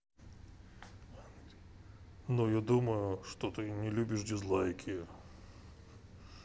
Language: Russian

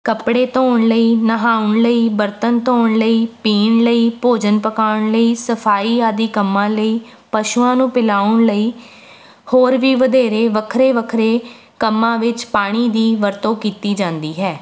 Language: Punjabi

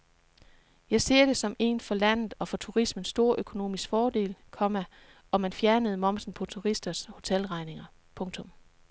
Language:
Danish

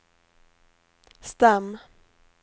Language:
Swedish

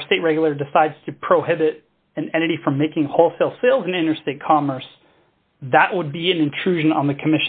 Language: English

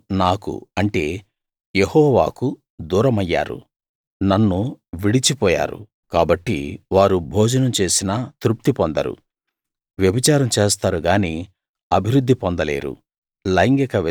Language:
Telugu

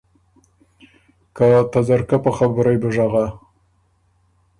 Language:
Ormuri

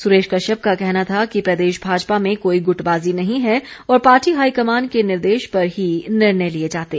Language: Hindi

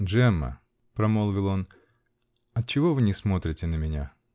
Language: Russian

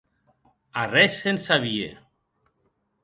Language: Occitan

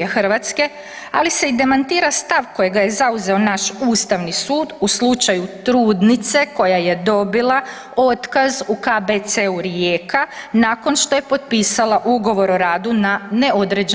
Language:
Croatian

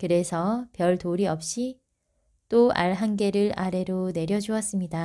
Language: Korean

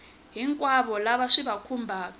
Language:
Tsonga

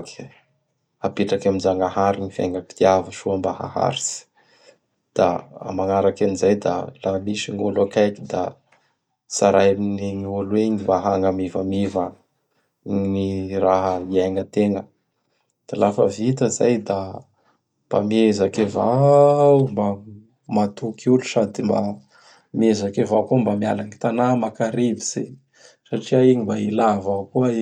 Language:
Bara Malagasy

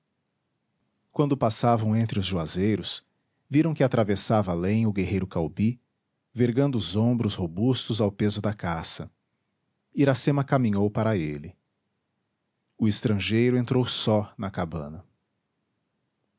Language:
Portuguese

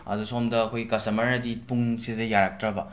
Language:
Manipuri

